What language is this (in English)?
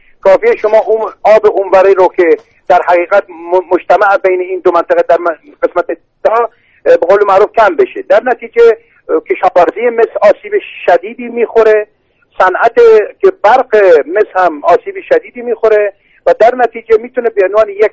Persian